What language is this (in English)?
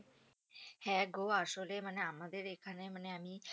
Bangla